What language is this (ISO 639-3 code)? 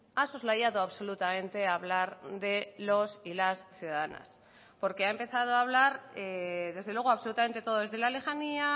spa